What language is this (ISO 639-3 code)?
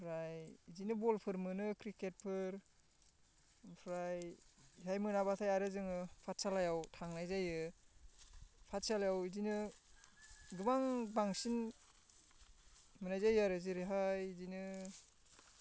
brx